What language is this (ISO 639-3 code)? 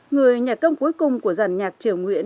vie